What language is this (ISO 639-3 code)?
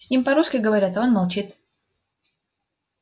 rus